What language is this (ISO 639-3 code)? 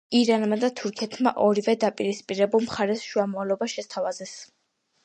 kat